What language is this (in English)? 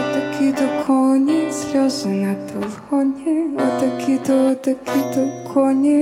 Ukrainian